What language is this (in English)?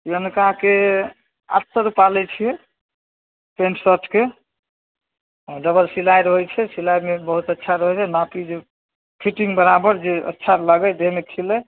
Maithili